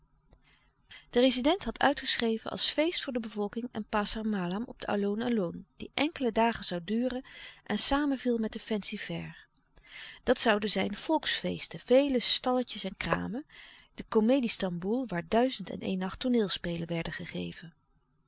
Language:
Dutch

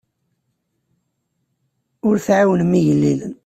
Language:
Kabyle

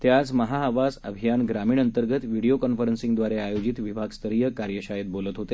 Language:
Marathi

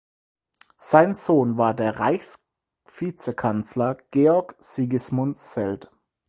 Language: German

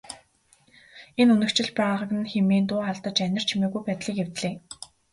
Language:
Mongolian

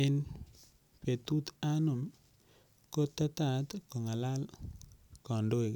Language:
Kalenjin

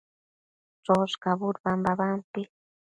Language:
Matsés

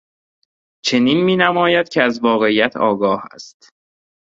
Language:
Persian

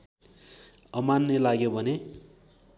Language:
Nepali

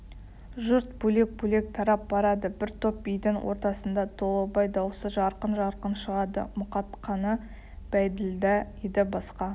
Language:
Kazakh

